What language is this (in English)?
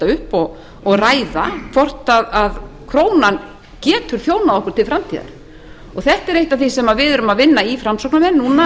Icelandic